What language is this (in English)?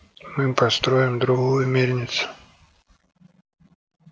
Russian